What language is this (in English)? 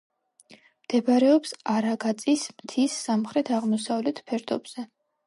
Georgian